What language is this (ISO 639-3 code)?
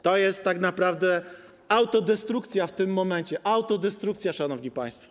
pol